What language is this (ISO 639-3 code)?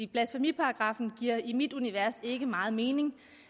dan